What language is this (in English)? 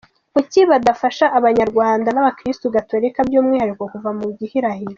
Kinyarwanda